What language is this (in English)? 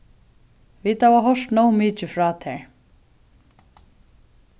Faroese